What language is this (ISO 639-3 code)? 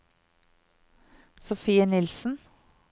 nor